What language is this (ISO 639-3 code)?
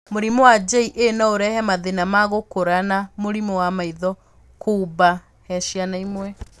kik